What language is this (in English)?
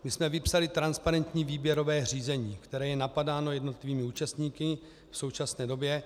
Czech